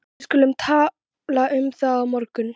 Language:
Icelandic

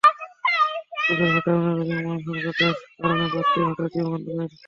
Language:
Bangla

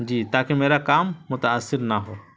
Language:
Urdu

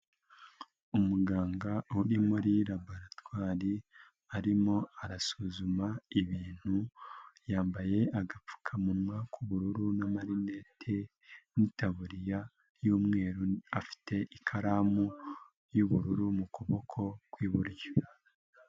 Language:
Kinyarwanda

